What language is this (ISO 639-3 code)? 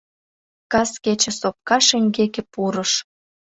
chm